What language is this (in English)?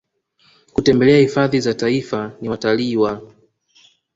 Swahili